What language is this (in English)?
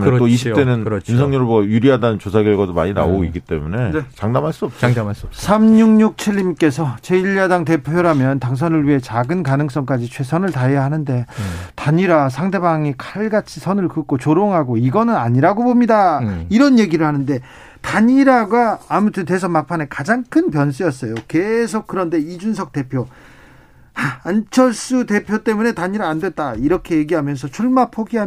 Korean